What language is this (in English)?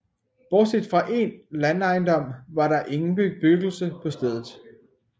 Danish